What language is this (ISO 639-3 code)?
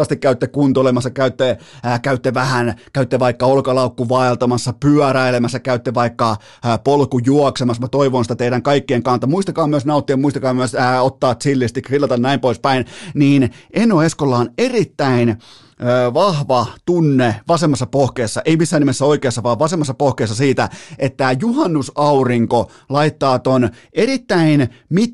fin